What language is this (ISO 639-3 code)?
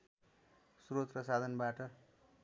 nep